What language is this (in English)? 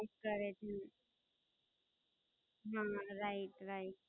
Gujarati